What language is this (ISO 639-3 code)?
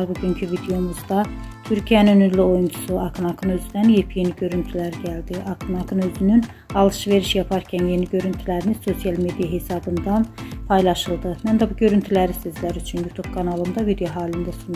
tur